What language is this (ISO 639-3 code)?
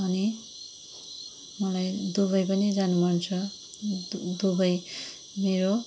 nep